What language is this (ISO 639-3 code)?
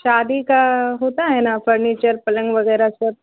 urd